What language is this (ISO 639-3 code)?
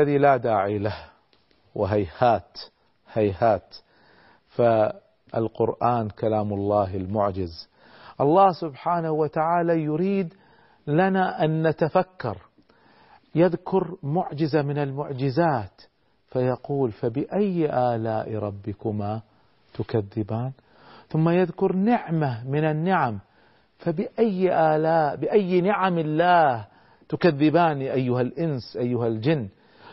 ara